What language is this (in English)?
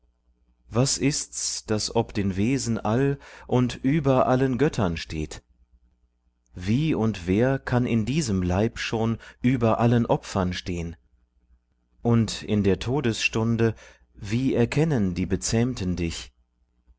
German